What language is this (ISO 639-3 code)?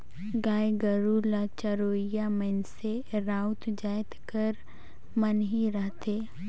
hne